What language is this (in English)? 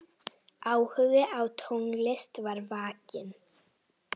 Icelandic